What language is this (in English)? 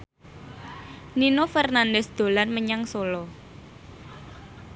Javanese